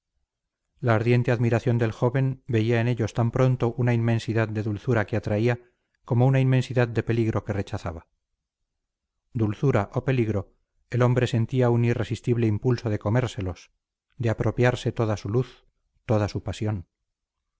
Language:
Spanish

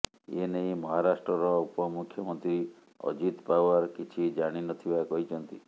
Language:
Odia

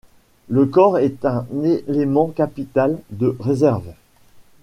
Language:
French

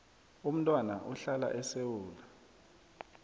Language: South Ndebele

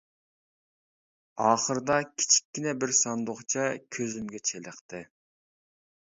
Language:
Uyghur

